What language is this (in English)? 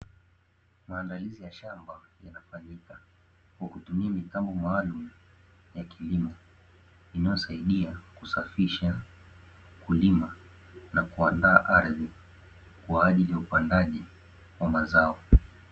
Swahili